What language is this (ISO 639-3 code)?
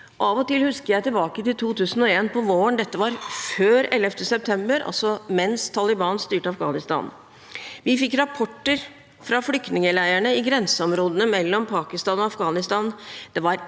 nor